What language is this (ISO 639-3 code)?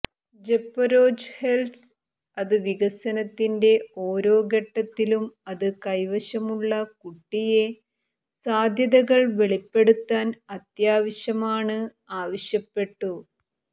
mal